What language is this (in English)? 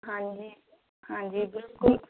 Punjabi